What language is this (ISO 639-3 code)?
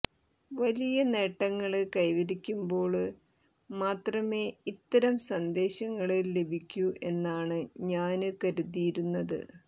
mal